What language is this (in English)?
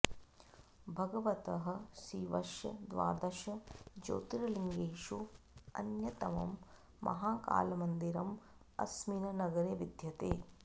Sanskrit